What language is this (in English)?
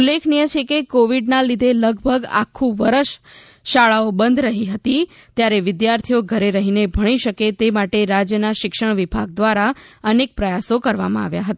Gujarati